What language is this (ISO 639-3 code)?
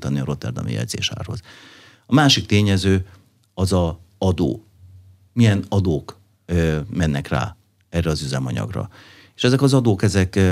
hun